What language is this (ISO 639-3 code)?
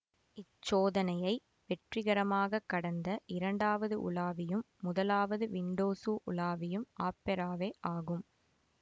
tam